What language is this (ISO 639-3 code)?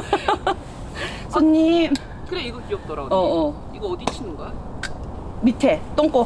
kor